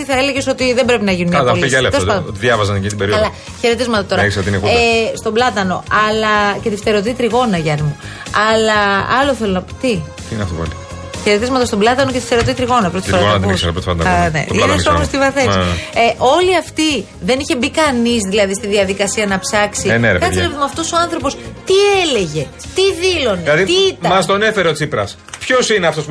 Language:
Greek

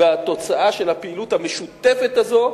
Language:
Hebrew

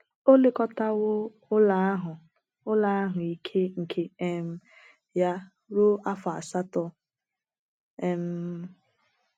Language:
Igbo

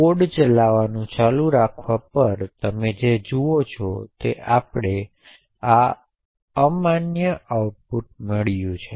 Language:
Gujarati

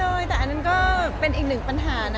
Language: Thai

